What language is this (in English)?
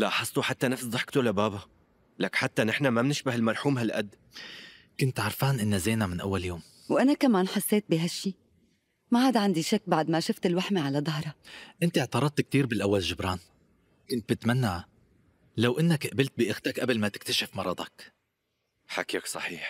Arabic